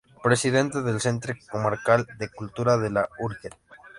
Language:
Spanish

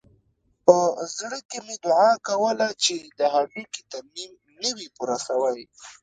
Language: Pashto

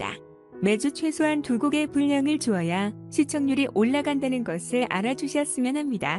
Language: Korean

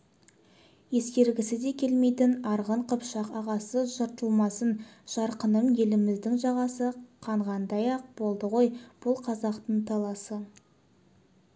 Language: Kazakh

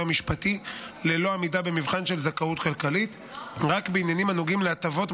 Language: Hebrew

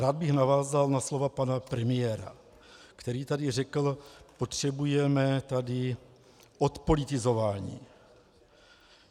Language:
Czech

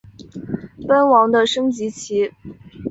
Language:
Chinese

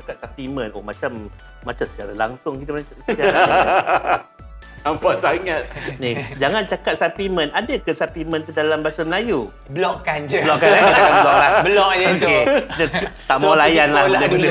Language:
Malay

